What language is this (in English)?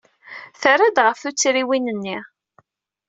Kabyle